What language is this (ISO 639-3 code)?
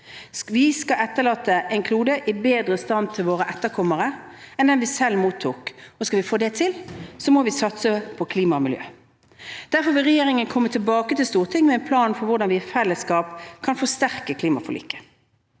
nor